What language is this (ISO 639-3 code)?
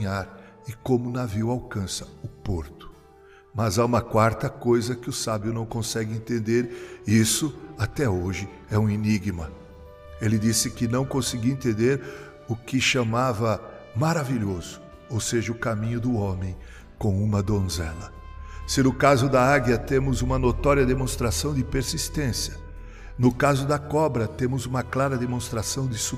por